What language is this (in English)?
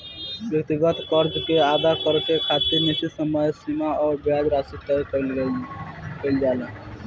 Bhojpuri